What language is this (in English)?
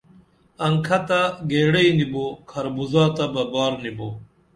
Dameli